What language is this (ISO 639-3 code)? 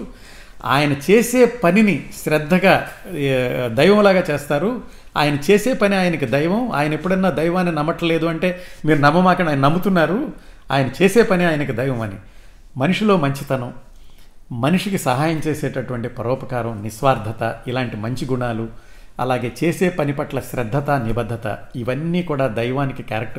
tel